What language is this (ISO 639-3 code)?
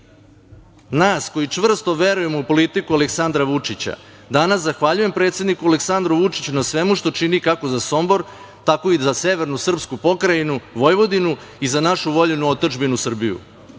srp